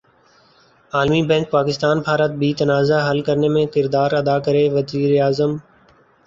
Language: Urdu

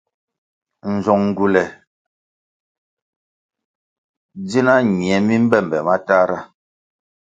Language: Kwasio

